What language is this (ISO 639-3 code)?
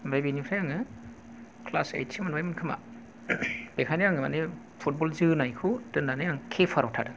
brx